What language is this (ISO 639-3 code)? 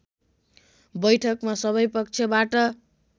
nep